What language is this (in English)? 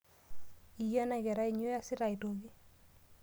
Masai